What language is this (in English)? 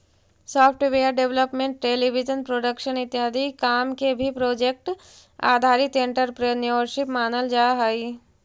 Magahi